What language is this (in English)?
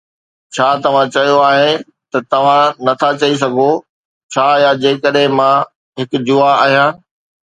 Sindhi